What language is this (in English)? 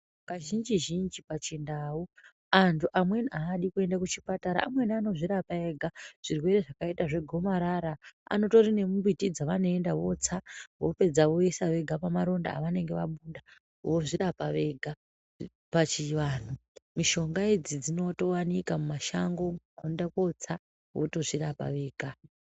Ndau